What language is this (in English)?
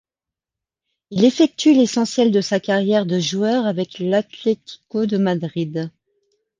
French